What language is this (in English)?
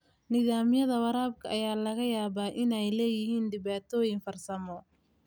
Somali